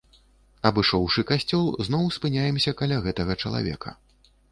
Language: Belarusian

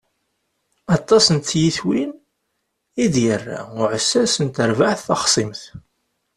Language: Kabyle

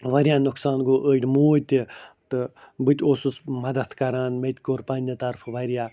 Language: Kashmiri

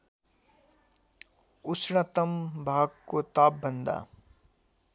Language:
Nepali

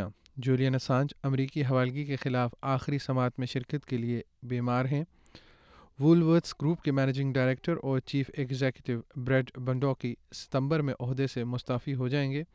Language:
Urdu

